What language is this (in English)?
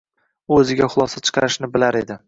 Uzbek